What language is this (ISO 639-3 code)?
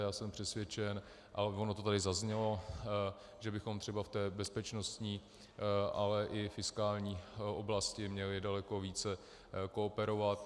ces